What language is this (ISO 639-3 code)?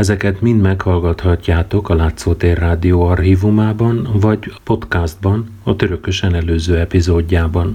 hun